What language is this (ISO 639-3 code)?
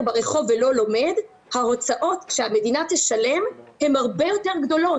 heb